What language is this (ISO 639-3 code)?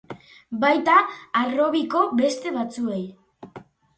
eus